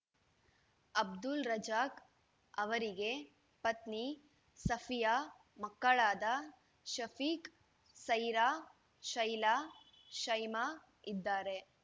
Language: Kannada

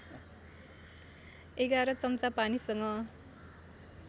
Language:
Nepali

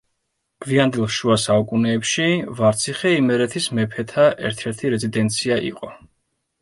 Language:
Georgian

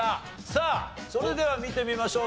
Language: Japanese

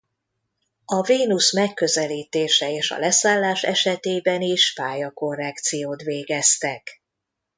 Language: Hungarian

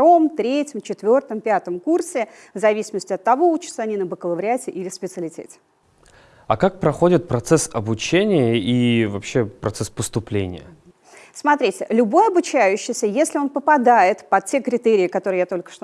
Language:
Russian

